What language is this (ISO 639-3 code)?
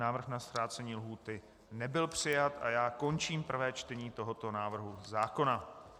ces